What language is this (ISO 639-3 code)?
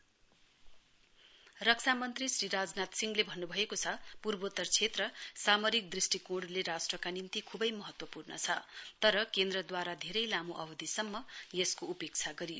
nep